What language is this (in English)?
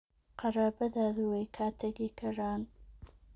Somali